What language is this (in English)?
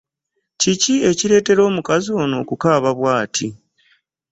Ganda